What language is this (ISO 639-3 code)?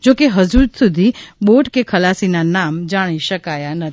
guj